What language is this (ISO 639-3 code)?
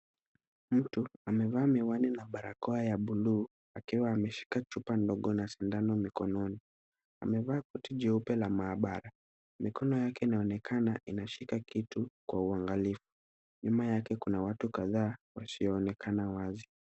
swa